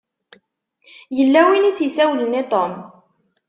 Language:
Kabyle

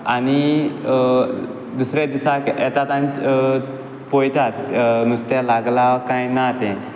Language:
Konkani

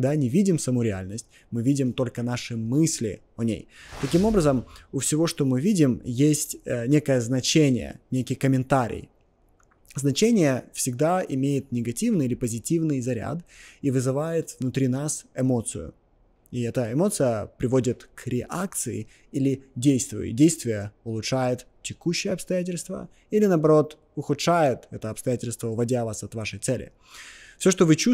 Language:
Russian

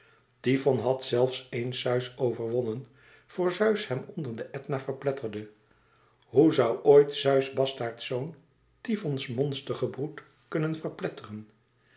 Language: Dutch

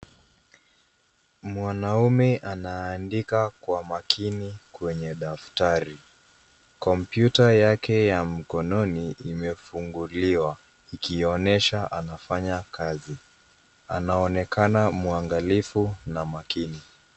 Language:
Swahili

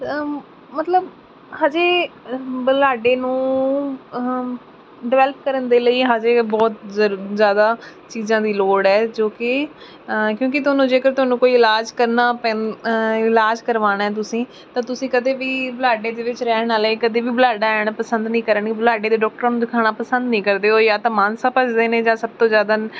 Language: Punjabi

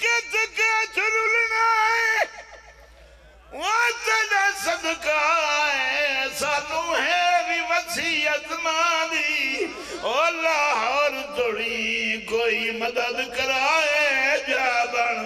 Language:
Arabic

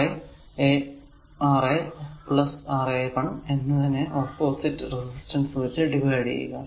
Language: Malayalam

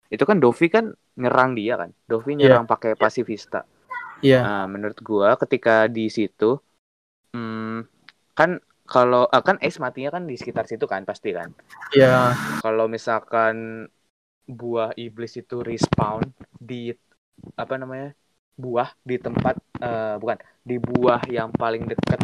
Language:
Indonesian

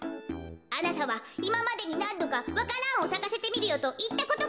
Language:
Japanese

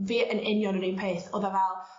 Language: Welsh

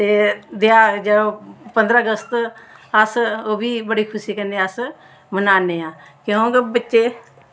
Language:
Dogri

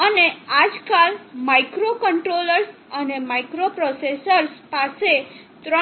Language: Gujarati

